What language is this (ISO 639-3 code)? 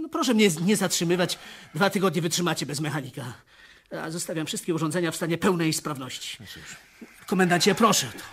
pol